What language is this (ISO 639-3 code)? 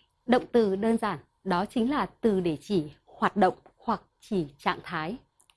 vie